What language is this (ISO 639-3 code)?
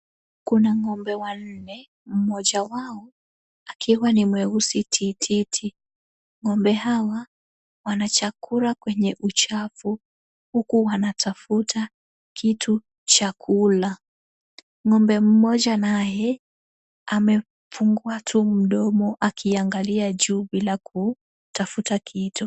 swa